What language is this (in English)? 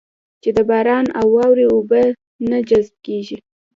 Pashto